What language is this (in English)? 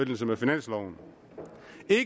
Danish